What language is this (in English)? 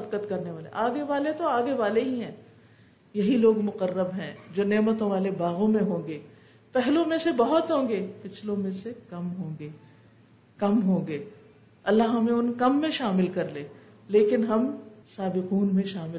Urdu